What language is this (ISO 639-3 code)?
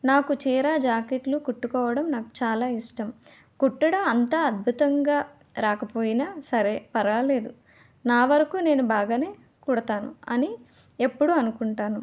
tel